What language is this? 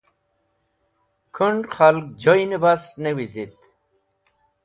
Wakhi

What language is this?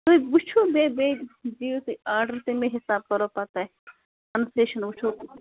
Kashmiri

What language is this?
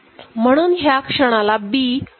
Marathi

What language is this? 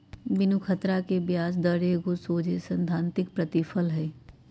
Magahi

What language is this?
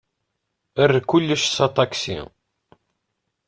Kabyle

